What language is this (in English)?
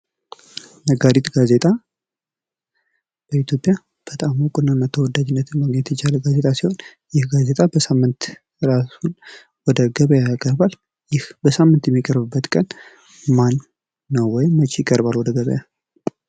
Amharic